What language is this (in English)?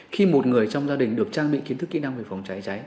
Vietnamese